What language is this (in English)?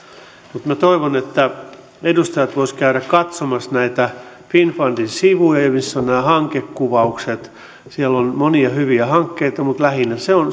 Finnish